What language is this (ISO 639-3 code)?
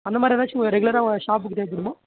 tam